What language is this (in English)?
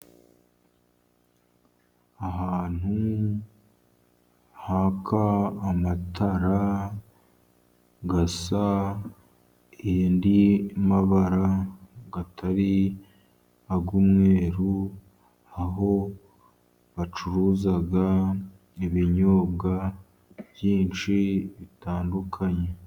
Kinyarwanda